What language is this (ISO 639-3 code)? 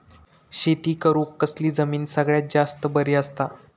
mar